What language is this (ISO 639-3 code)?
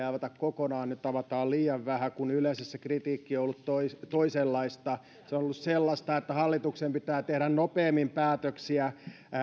fin